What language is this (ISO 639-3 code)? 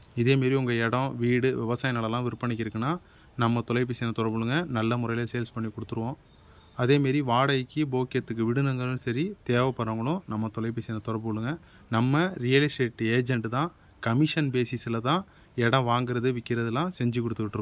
tam